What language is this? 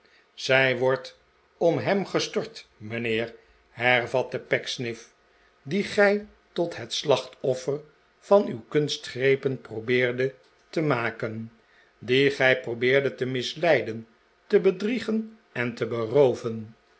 Dutch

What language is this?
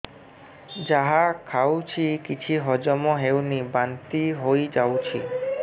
Odia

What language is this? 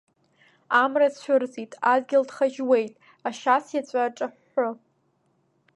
Abkhazian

